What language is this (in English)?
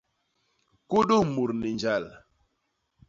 Basaa